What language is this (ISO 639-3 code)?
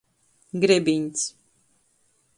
ltg